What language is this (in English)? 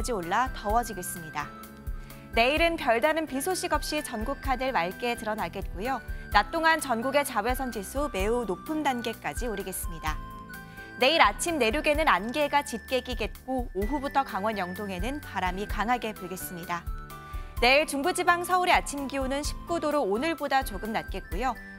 Korean